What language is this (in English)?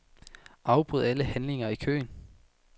Danish